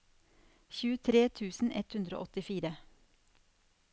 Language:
Norwegian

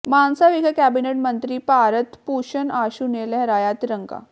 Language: Punjabi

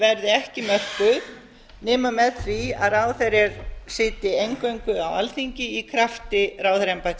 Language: Icelandic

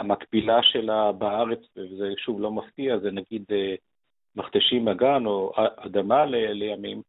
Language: Hebrew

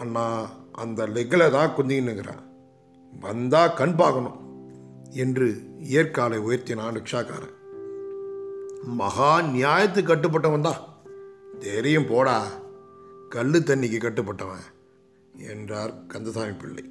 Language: Tamil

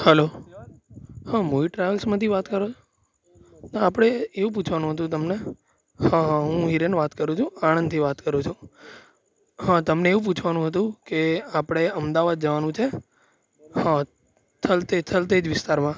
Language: Gujarati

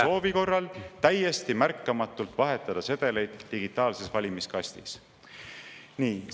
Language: Estonian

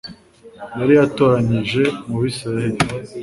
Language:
Kinyarwanda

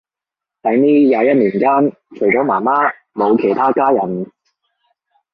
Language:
Cantonese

